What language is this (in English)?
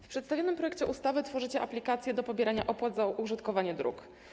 Polish